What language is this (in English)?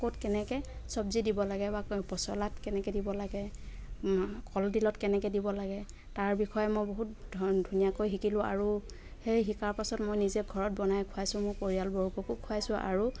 Assamese